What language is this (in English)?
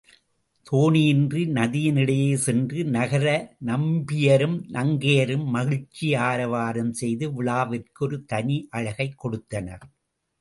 Tamil